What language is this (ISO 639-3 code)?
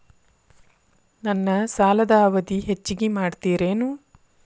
kan